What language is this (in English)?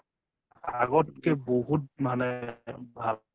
Assamese